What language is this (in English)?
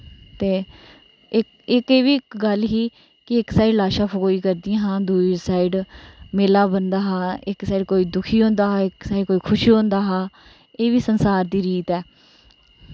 Dogri